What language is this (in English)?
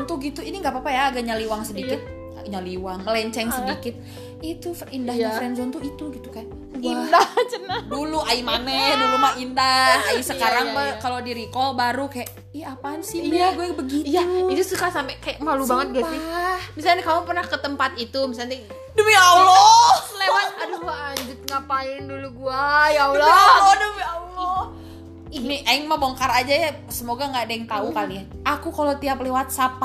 Indonesian